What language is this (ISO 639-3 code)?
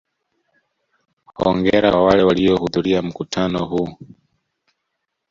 swa